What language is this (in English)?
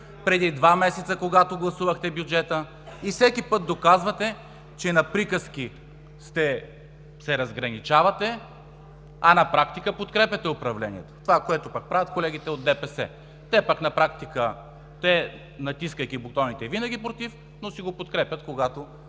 Bulgarian